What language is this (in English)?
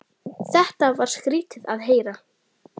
Icelandic